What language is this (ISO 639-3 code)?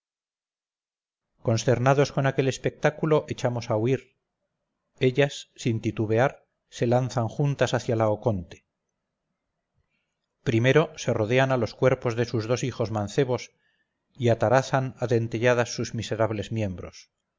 spa